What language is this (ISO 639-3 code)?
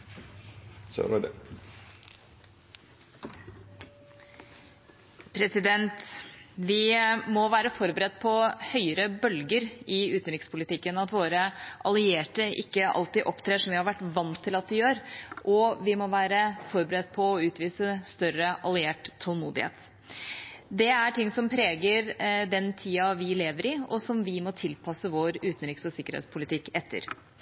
nor